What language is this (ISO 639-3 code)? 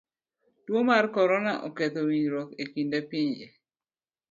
luo